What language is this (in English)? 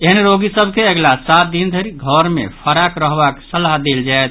Maithili